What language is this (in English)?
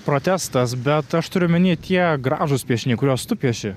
Lithuanian